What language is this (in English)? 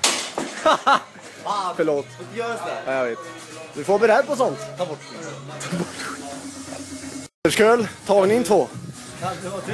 Swedish